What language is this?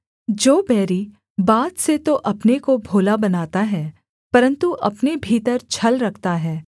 Hindi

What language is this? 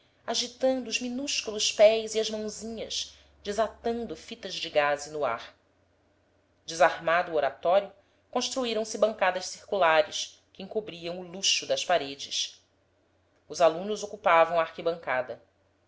Portuguese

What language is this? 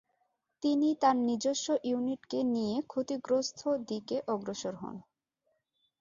Bangla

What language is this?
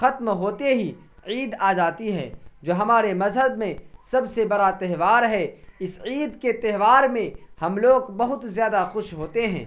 Urdu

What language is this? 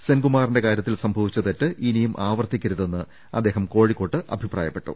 Malayalam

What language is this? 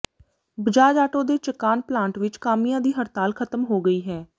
Punjabi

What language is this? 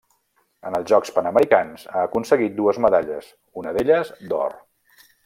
Catalan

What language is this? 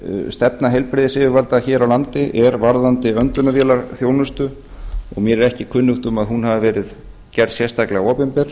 Icelandic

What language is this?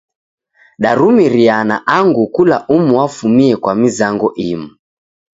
Taita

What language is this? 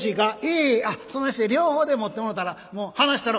Japanese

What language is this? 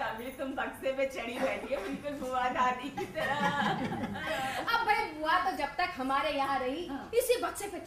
Hindi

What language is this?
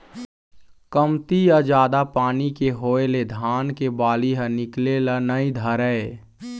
Chhattisgarhi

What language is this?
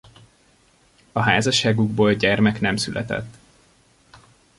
Hungarian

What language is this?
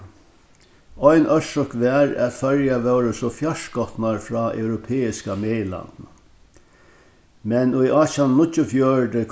Faroese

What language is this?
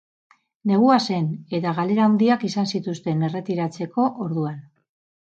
Basque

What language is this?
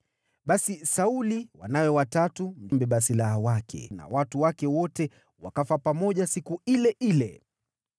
Swahili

